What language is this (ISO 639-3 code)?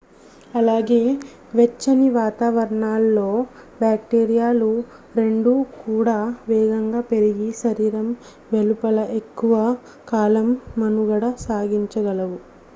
tel